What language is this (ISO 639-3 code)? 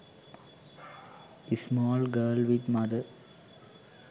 sin